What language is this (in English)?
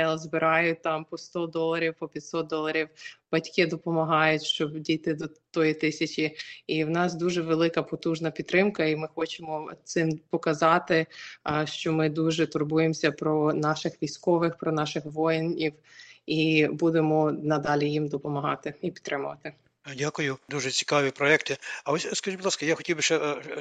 Ukrainian